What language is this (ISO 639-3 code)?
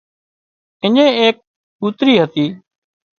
kxp